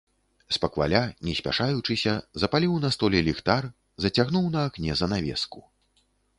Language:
Belarusian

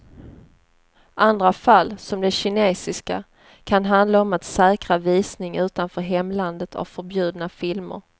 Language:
Swedish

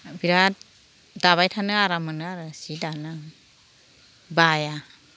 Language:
Bodo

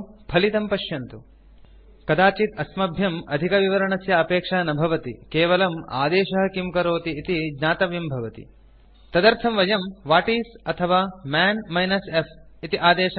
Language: Sanskrit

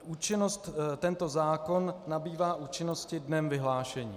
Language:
Czech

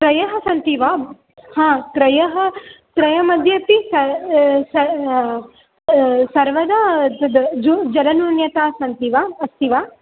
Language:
Sanskrit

